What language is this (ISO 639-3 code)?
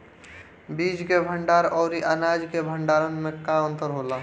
bho